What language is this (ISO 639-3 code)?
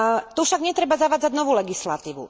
slk